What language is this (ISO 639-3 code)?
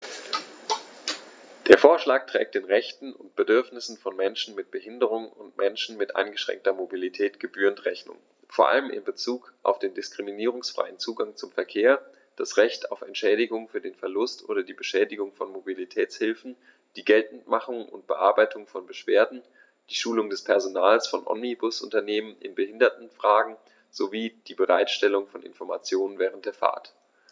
deu